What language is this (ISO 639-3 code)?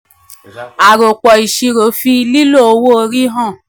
yor